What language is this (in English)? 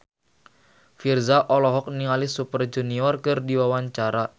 Sundanese